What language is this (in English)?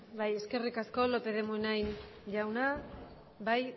Basque